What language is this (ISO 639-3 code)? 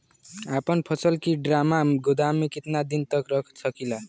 bho